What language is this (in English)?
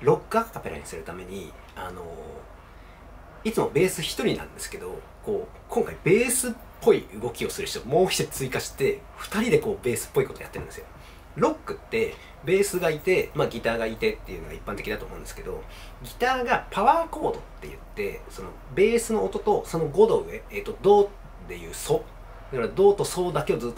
Japanese